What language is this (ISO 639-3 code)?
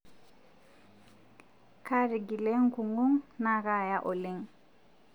mas